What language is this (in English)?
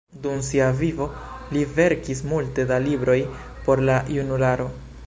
Esperanto